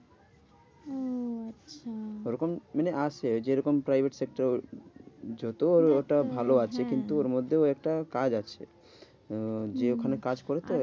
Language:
Bangla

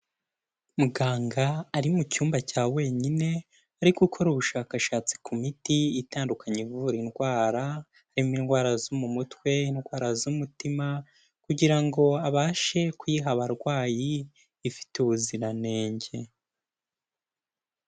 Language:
Kinyarwanda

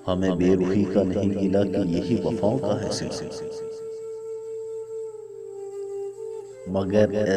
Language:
Hindi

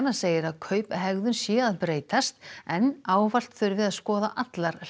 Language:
Icelandic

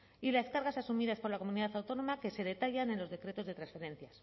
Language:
Spanish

